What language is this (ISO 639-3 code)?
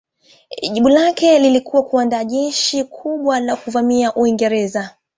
swa